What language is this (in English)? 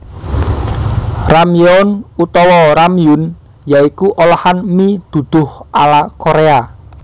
Javanese